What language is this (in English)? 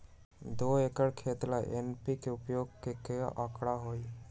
Magahi